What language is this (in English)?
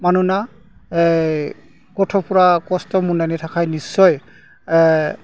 Bodo